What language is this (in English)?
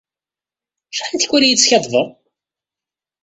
Kabyle